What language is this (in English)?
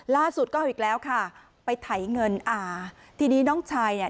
Thai